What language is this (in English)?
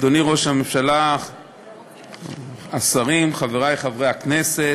Hebrew